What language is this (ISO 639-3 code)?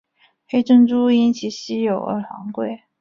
zho